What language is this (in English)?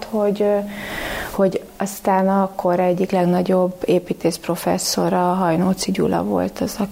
Hungarian